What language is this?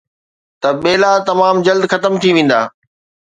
Sindhi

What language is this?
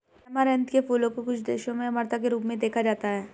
Hindi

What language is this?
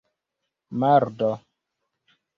Esperanto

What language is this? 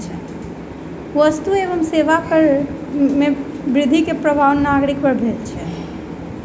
Maithili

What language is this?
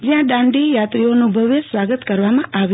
Gujarati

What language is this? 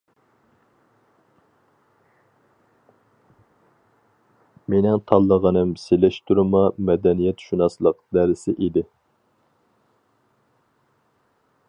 Uyghur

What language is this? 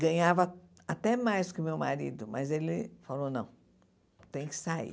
Portuguese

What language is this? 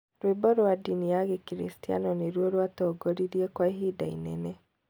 Kikuyu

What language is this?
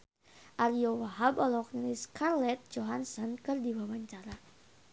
Sundanese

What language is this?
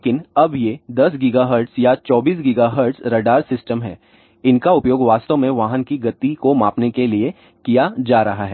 Hindi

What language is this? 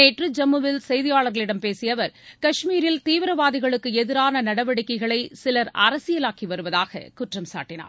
Tamil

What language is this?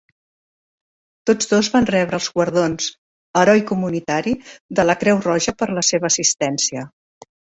Catalan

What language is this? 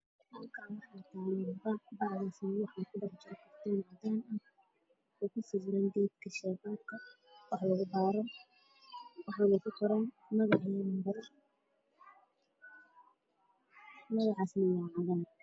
Somali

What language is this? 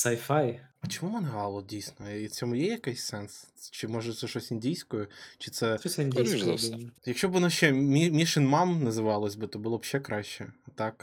Ukrainian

